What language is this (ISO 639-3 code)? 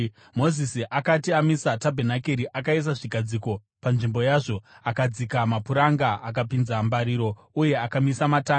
sna